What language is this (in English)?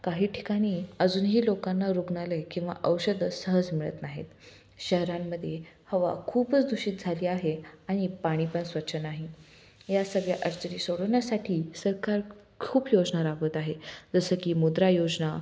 Marathi